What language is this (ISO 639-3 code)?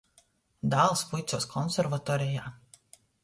ltg